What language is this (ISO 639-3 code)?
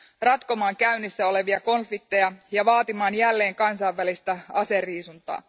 fin